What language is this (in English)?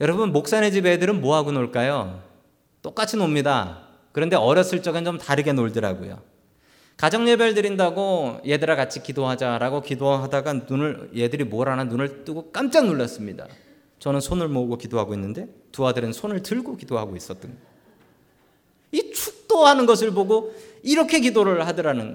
Korean